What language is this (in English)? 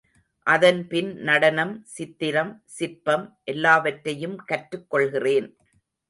Tamil